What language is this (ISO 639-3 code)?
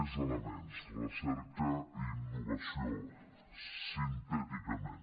cat